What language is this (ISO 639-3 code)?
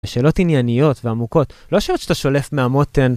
heb